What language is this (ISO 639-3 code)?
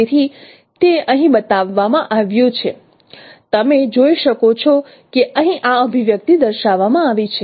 guj